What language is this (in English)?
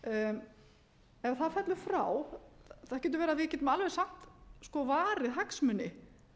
Icelandic